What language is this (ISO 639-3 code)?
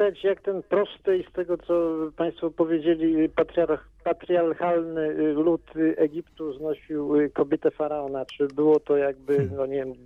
pol